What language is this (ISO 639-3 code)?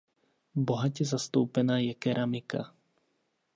ces